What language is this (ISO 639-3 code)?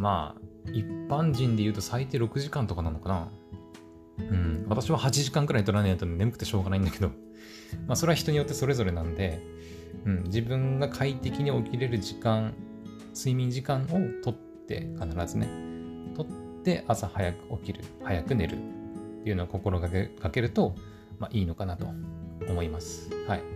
jpn